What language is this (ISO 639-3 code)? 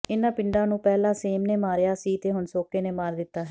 pan